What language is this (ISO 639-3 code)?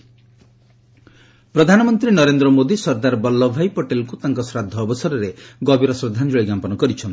ori